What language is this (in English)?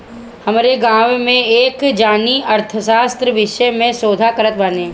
Bhojpuri